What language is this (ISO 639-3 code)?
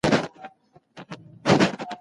pus